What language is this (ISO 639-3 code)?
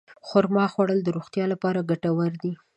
pus